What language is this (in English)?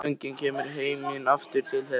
Icelandic